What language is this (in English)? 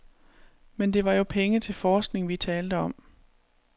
Danish